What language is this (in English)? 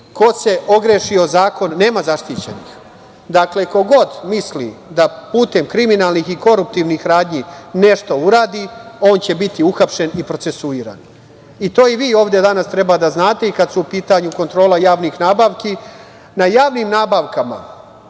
Serbian